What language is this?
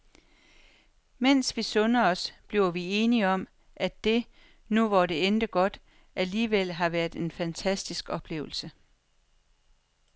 Danish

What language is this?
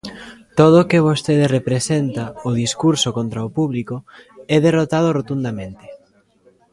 Galician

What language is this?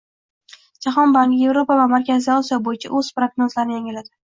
Uzbek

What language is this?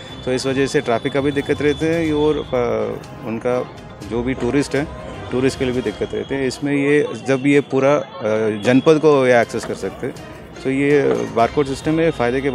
Hindi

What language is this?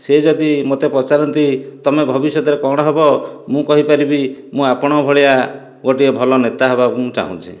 Odia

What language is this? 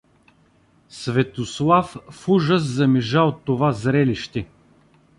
Bulgarian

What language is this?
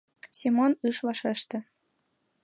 Mari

